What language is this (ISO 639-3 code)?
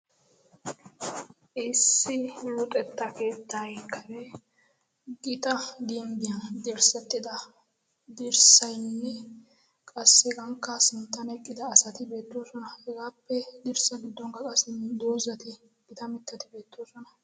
wal